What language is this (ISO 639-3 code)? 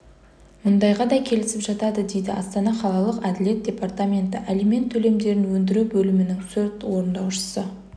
kaz